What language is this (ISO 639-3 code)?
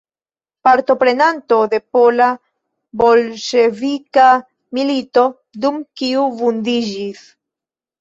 epo